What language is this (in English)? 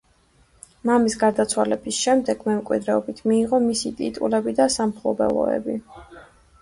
Georgian